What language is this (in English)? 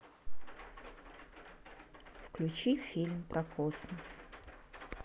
Russian